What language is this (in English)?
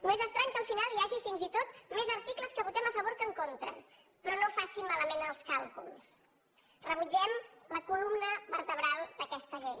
Catalan